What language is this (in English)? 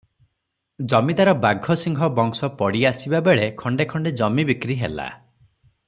Odia